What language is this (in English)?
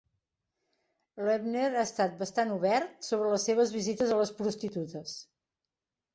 Catalan